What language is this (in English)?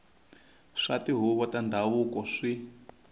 Tsonga